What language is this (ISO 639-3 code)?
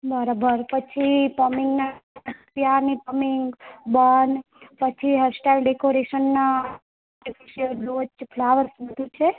guj